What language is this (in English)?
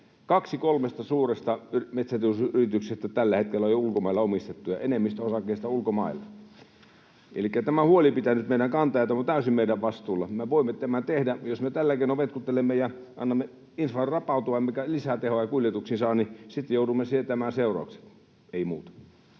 Finnish